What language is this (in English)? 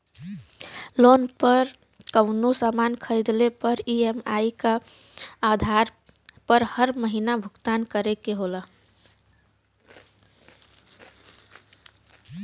Bhojpuri